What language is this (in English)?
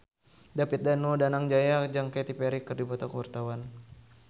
Sundanese